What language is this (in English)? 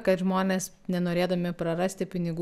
Lithuanian